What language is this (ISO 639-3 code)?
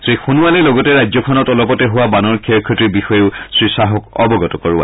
asm